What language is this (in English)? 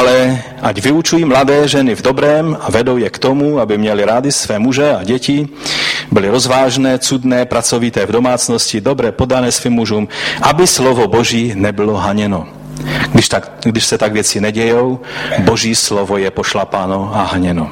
Czech